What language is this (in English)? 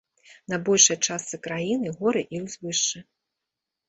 Belarusian